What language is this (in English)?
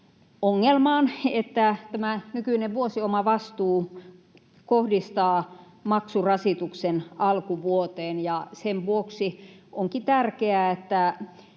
Finnish